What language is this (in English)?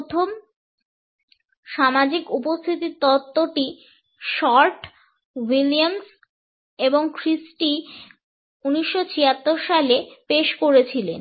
Bangla